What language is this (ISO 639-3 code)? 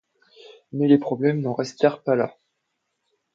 fra